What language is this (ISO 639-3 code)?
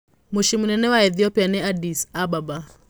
kik